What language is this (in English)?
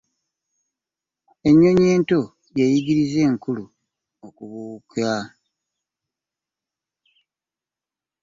Ganda